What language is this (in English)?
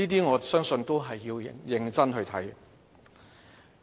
Cantonese